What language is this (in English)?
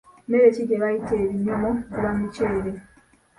Ganda